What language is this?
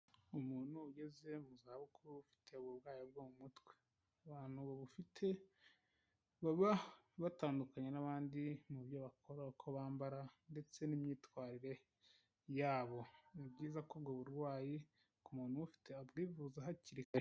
Kinyarwanda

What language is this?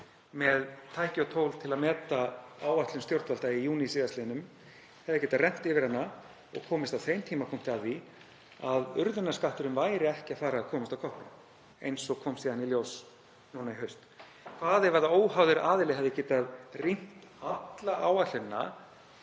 Icelandic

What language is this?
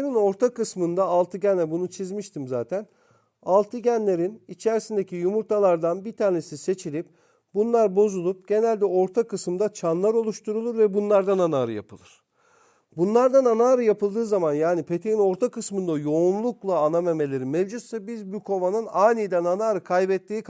Turkish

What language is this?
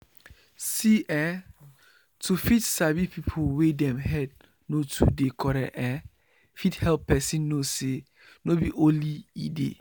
Nigerian Pidgin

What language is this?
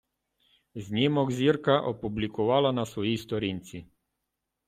Ukrainian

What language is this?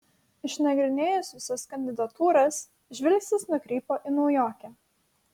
Lithuanian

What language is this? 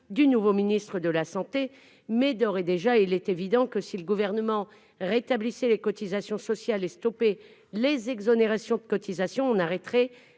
French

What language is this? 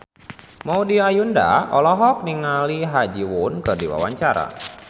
Sundanese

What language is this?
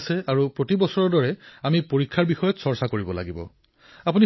Assamese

